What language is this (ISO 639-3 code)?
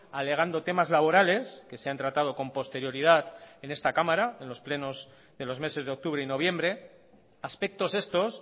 spa